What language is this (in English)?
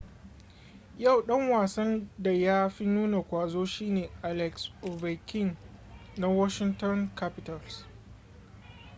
Hausa